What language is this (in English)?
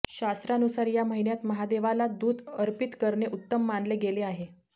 Marathi